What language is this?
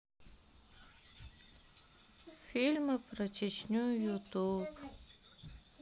Russian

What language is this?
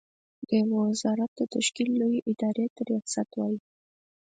Pashto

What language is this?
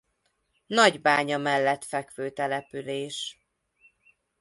Hungarian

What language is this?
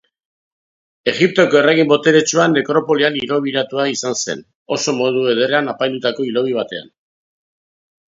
Basque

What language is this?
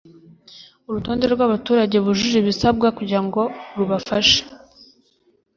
Kinyarwanda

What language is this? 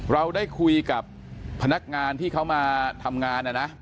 Thai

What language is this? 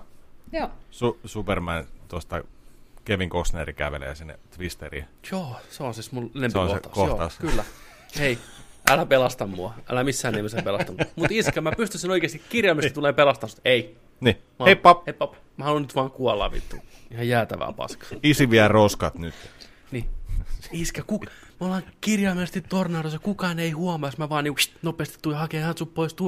Finnish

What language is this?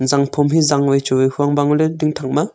Wancho Naga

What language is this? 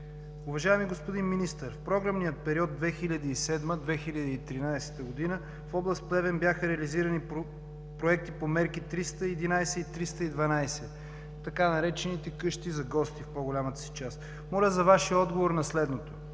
Bulgarian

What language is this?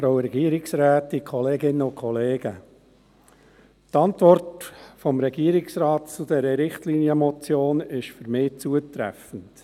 Swiss German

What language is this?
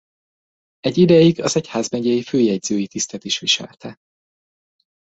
Hungarian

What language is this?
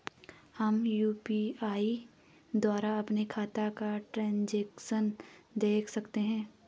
Hindi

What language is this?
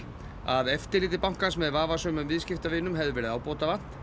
Icelandic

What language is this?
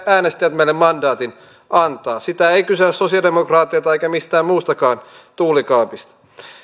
Finnish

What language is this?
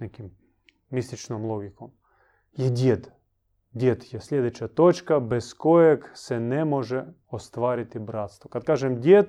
Croatian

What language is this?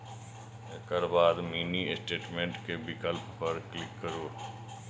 Maithili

